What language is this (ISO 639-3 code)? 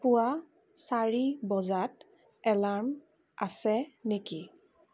asm